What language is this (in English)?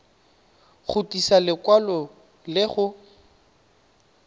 Tswana